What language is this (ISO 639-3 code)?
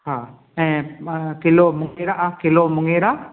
snd